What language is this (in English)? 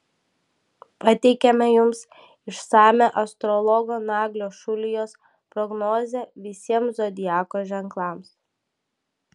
Lithuanian